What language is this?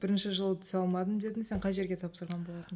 Kazakh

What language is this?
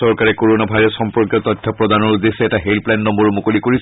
Assamese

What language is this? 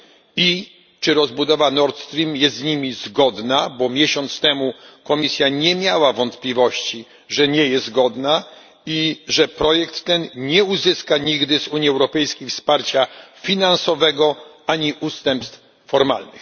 Polish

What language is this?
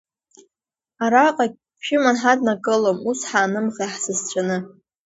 Abkhazian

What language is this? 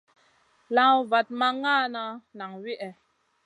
Masana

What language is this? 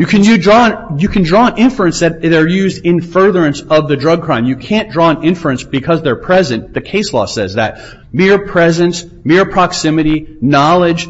English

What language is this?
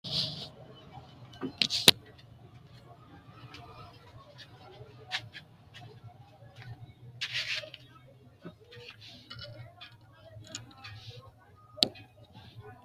Sidamo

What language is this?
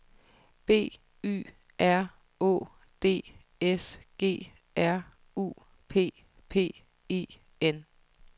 Danish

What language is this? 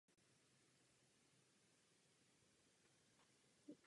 Czech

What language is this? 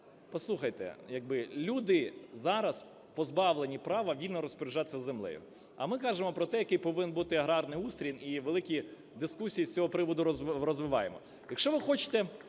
Ukrainian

